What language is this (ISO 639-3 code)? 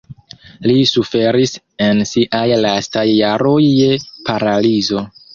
epo